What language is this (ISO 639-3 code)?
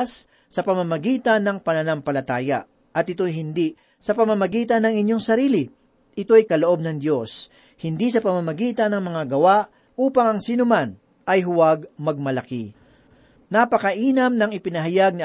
fil